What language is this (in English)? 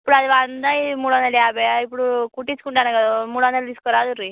Telugu